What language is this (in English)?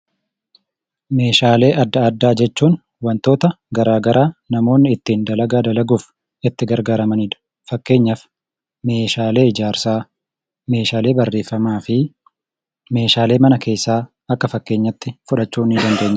Oromo